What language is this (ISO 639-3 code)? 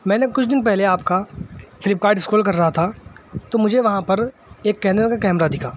urd